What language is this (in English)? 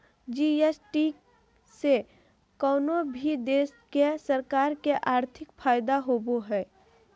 Magahi